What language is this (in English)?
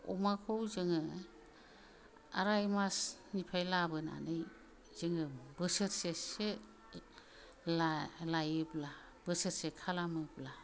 Bodo